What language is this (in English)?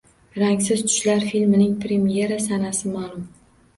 Uzbek